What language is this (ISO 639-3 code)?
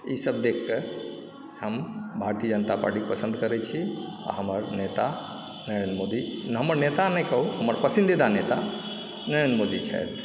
mai